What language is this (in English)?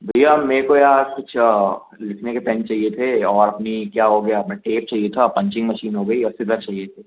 Hindi